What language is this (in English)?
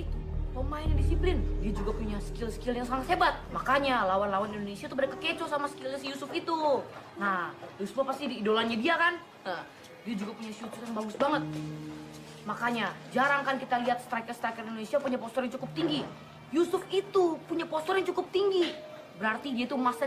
Indonesian